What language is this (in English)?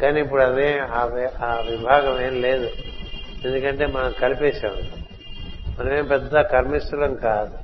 Telugu